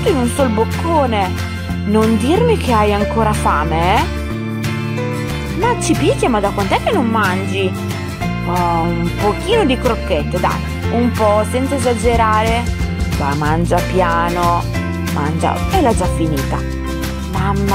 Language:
Italian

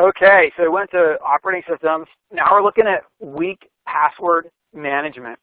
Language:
English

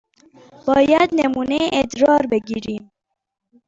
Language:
Persian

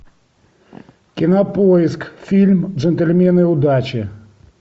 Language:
Russian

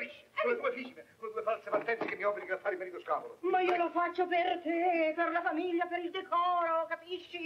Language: Italian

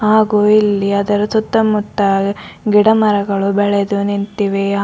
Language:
Kannada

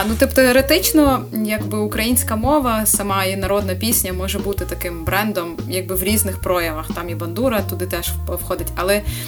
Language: Ukrainian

